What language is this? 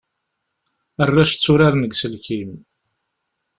Kabyle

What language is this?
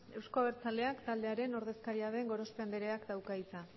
Basque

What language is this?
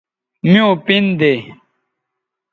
Bateri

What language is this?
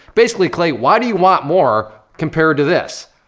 English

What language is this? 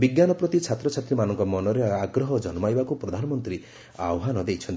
Odia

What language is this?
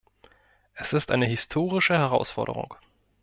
German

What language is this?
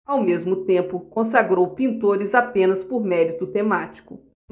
Portuguese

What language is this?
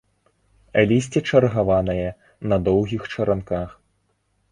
Belarusian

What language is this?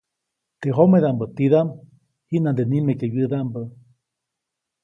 Copainalá Zoque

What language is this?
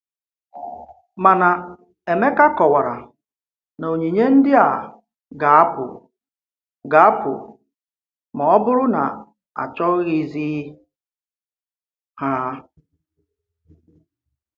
Igbo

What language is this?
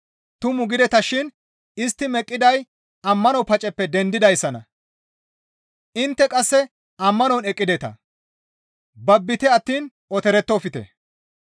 Gamo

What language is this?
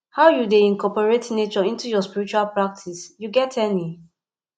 Nigerian Pidgin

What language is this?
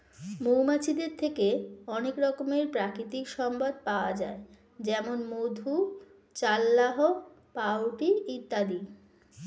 Bangla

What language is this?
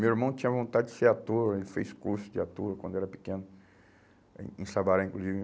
Portuguese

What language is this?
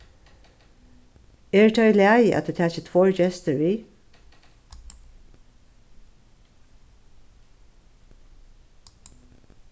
Faroese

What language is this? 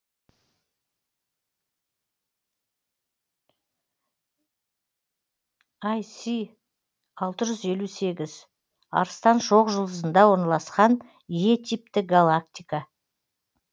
Kazakh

